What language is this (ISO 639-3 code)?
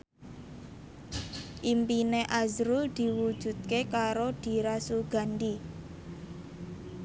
jav